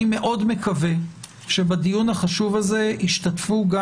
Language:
Hebrew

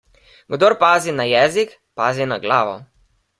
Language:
Slovenian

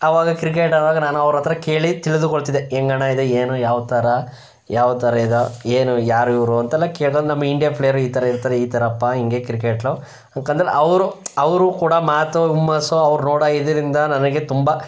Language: Kannada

